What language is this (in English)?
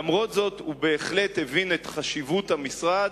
Hebrew